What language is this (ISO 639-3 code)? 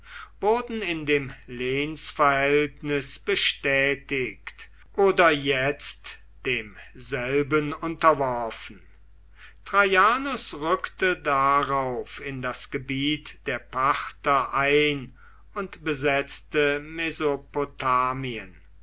deu